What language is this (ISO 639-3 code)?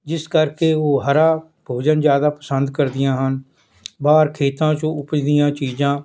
pan